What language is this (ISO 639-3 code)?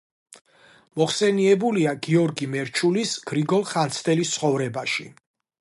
kat